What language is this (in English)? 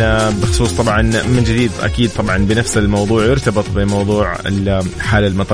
Arabic